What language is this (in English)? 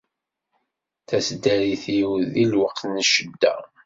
Kabyle